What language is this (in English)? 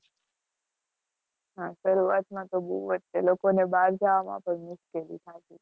Gujarati